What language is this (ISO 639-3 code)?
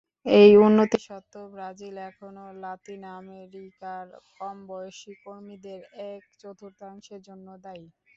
ben